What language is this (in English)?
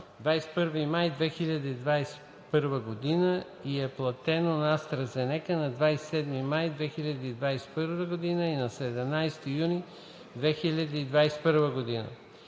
Bulgarian